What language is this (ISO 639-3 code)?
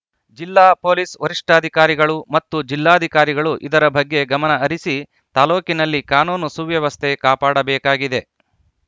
kan